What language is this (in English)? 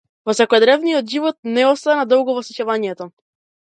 Macedonian